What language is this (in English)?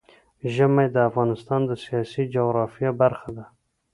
Pashto